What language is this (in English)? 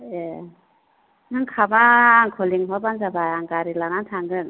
Bodo